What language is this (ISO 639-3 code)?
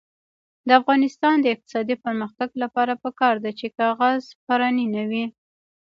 pus